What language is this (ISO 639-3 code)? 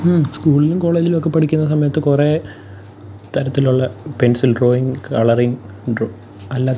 mal